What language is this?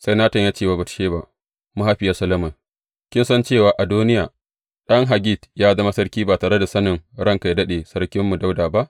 Hausa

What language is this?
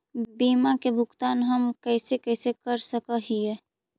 Magahi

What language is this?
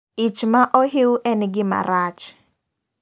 Luo (Kenya and Tanzania)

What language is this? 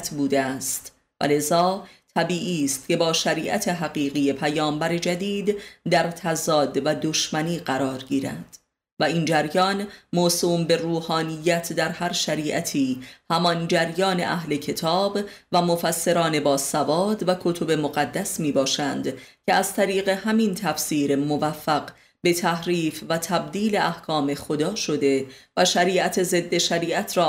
Persian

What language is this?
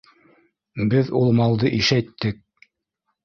Bashkir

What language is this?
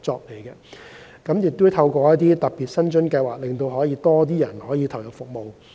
Cantonese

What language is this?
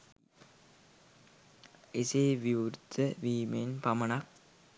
Sinhala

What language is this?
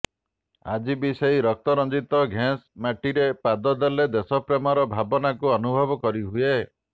Odia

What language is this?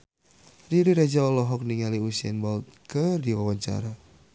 Sundanese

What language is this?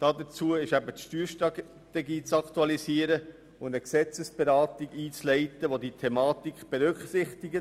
Swiss German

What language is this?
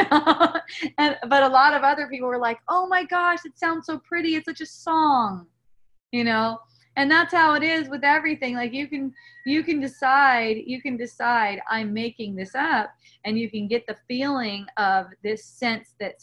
English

